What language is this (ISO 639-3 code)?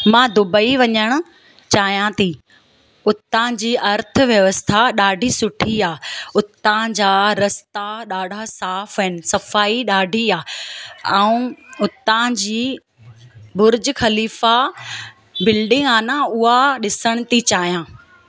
snd